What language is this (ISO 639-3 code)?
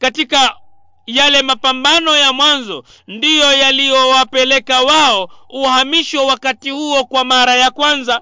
swa